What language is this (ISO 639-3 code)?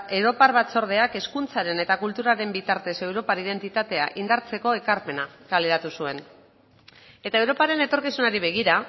eus